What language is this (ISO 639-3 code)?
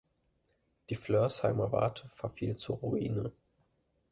deu